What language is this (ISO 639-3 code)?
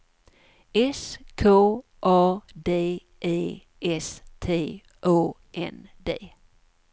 swe